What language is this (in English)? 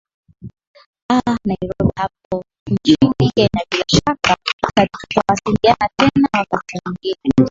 Swahili